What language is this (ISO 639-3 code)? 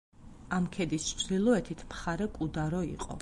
kat